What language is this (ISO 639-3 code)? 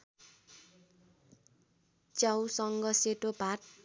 nep